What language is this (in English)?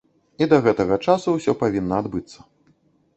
Belarusian